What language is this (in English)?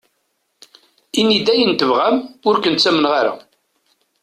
Kabyle